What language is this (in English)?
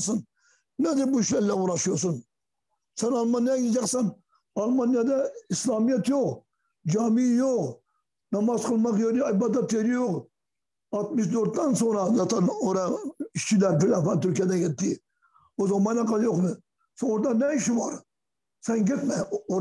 Turkish